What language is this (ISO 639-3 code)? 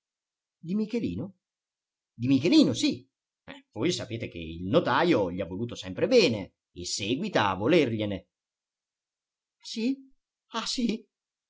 ita